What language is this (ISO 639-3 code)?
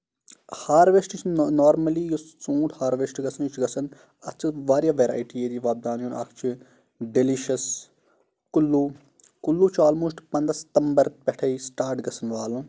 kas